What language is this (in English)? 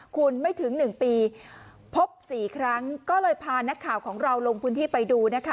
Thai